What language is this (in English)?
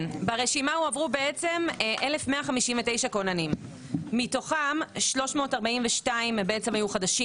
Hebrew